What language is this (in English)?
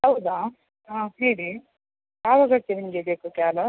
Kannada